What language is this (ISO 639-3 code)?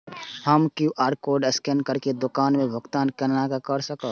mai